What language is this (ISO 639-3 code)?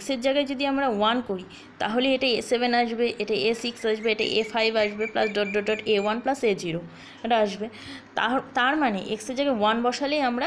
hin